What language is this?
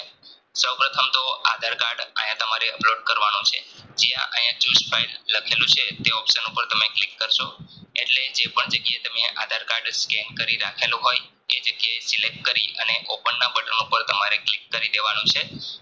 Gujarati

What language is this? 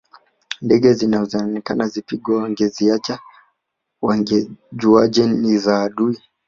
Swahili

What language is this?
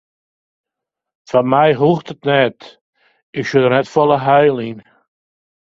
Western Frisian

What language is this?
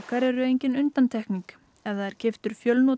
Icelandic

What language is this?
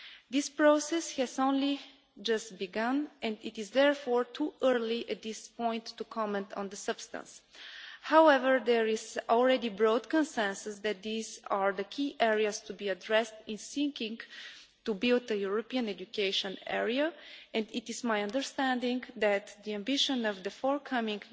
English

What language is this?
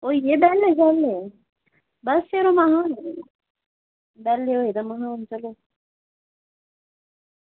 Dogri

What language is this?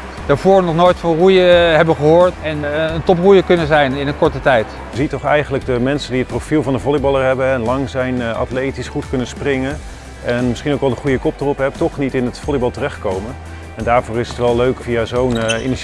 Dutch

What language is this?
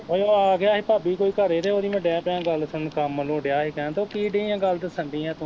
Punjabi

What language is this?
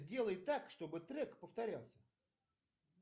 Russian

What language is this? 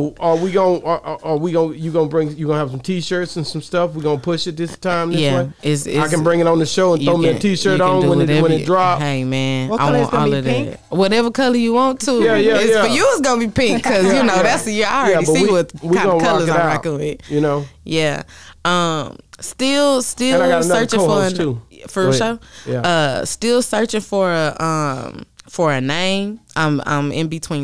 English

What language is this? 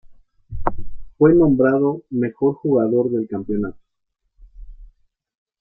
Spanish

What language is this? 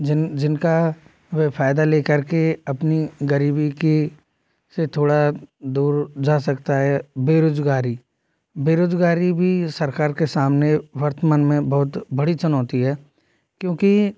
Hindi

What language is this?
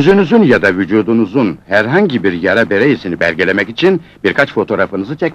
Turkish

